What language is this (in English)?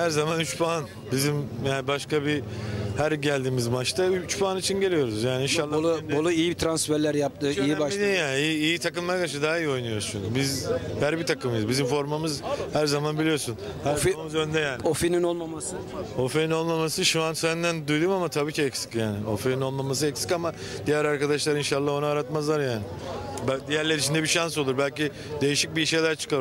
Turkish